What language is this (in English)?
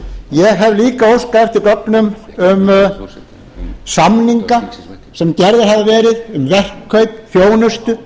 Icelandic